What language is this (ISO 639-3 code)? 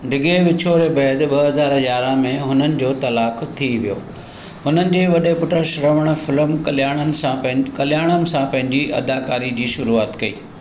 snd